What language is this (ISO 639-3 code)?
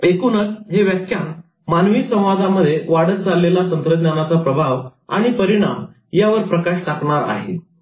mar